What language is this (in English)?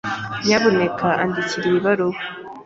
Kinyarwanda